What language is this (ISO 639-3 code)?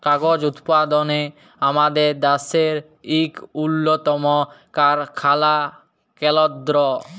ben